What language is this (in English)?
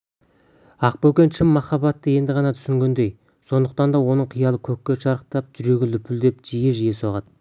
Kazakh